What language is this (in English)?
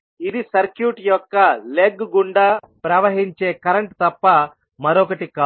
Telugu